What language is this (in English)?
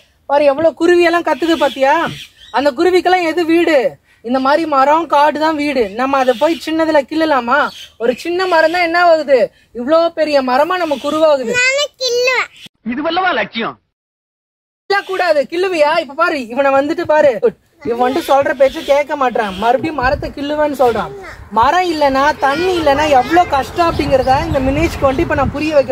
Tamil